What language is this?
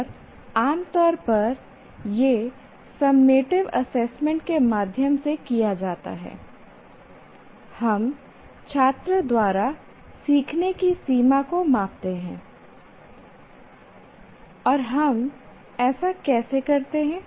Hindi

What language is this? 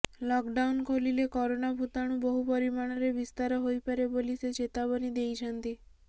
Odia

